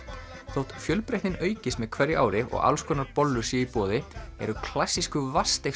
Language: Icelandic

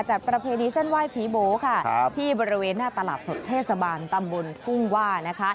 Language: Thai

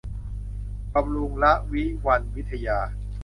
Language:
Thai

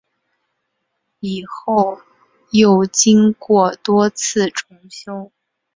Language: Chinese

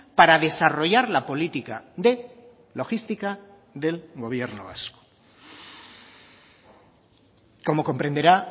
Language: Spanish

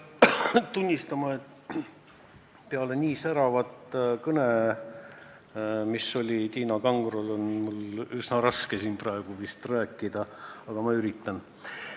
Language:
Estonian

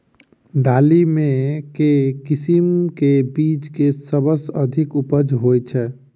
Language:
Maithili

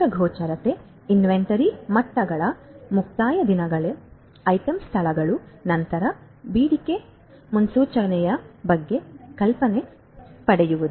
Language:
Kannada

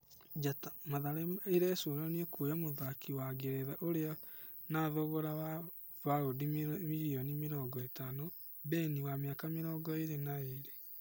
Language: Kikuyu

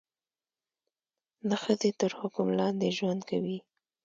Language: Pashto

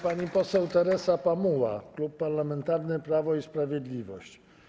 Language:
Polish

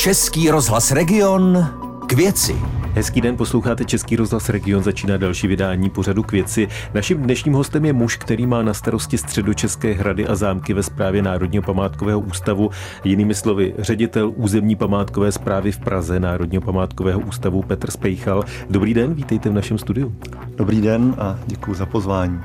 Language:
Czech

